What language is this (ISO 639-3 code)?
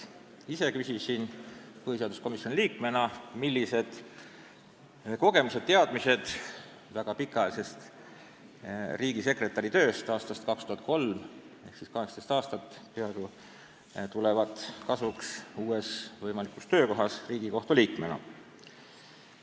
est